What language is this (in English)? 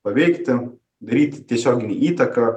Lithuanian